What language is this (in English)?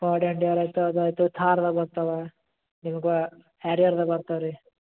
Kannada